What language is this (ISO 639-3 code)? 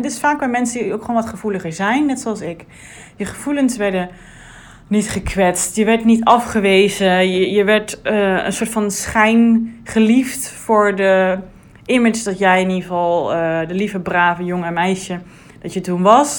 nld